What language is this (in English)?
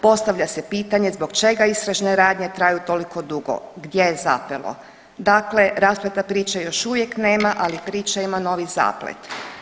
Croatian